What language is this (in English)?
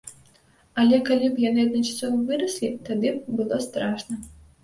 Belarusian